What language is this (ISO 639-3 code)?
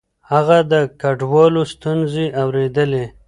pus